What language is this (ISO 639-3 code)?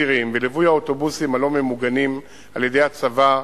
heb